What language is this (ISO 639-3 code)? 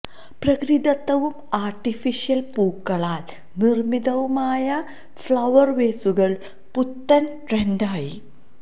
mal